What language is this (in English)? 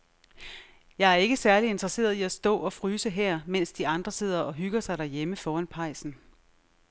Danish